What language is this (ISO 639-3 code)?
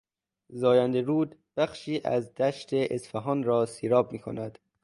fas